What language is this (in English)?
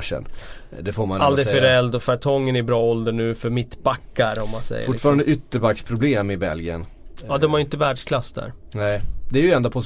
Swedish